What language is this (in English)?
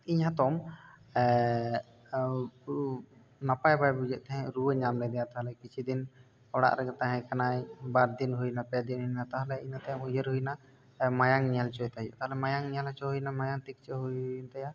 Santali